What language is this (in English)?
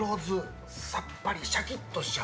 Japanese